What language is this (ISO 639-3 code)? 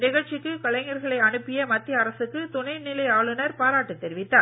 tam